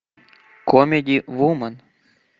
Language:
Russian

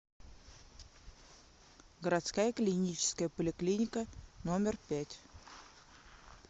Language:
Russian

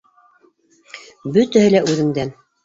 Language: Bashkir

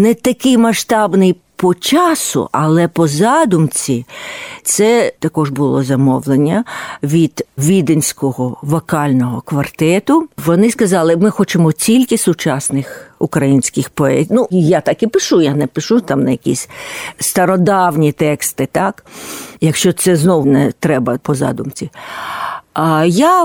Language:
Ukrainian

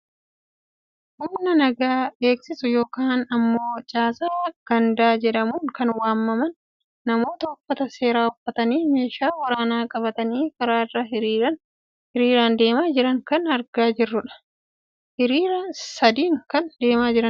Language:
Oromo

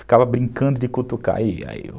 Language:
Portuguese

